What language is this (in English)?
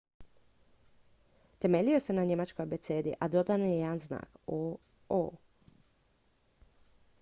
Croatian